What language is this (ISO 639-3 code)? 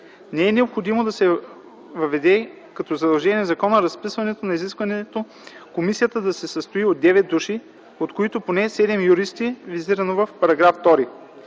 bul